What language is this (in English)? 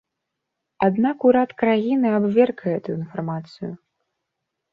Belarusian